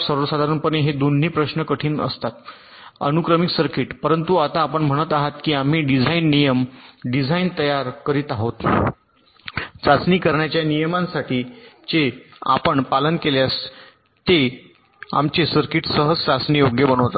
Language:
Marathi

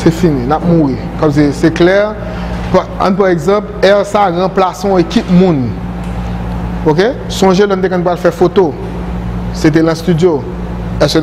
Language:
French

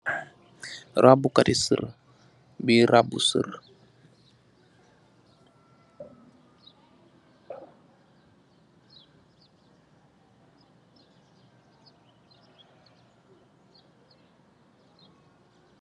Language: Wolof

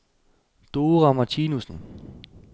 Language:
Danish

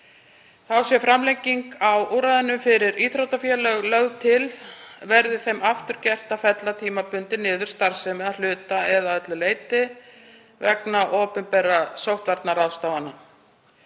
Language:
Icelandic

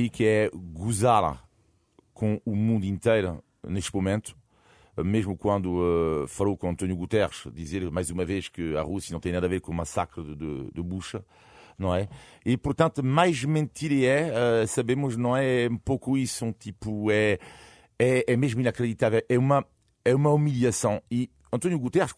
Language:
Portuguese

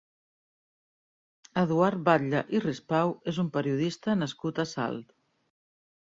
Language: Catalan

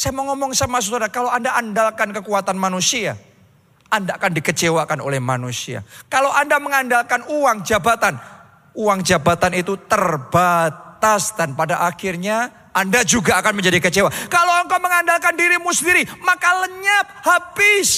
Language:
Indonesian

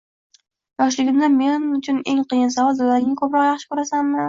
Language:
Uzbek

